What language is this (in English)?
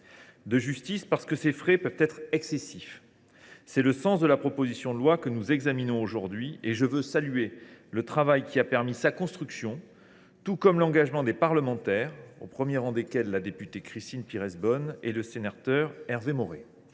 French